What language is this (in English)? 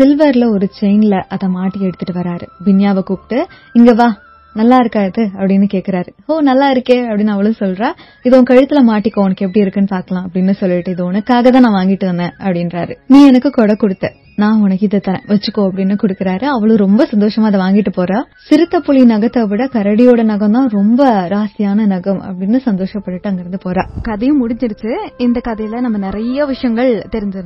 Tamil